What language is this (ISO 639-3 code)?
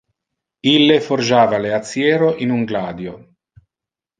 ina